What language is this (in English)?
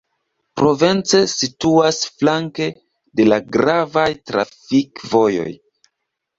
Esperanto